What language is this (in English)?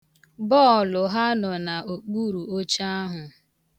Igbo